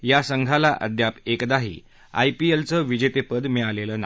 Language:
Marathi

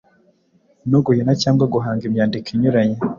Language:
Kinyarwanda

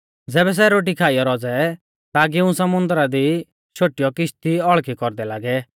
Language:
Mahasu Pahari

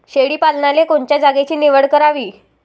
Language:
Marathi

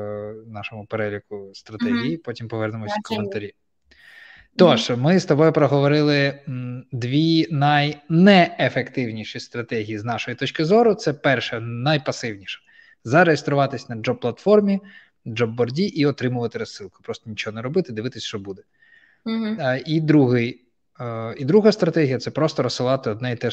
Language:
Ukrainian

